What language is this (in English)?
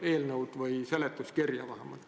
Estonian